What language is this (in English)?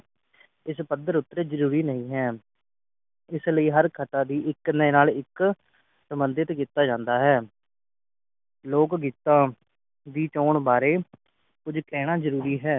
Punjabi